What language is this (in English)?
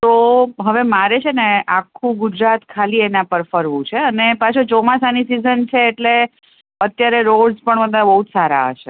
Gujarati